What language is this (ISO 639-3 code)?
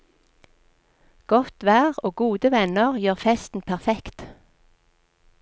nor